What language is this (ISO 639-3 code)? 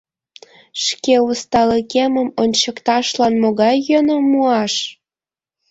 chm